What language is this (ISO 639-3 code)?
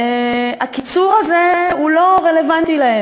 heb